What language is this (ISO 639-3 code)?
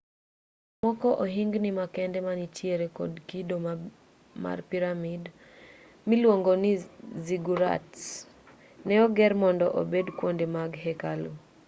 luo